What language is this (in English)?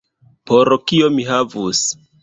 Esperanto